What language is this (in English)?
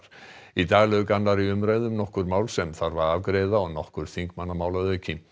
Icelandic